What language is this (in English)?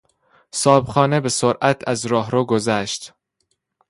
Persian